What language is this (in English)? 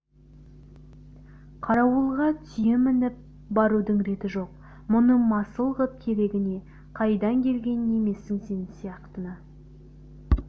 Kazakh